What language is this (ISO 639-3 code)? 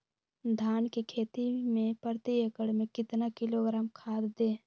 mag